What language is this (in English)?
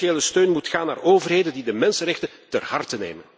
Dutch